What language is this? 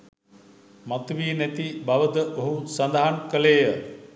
Sinhala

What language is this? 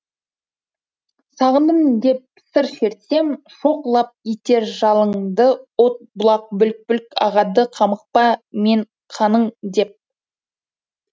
Kazakh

